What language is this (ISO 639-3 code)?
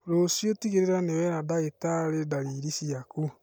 kik